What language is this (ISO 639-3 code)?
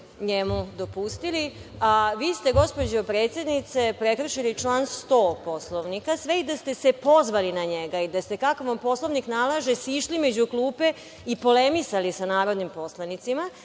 srp